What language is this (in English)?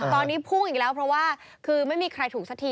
Thai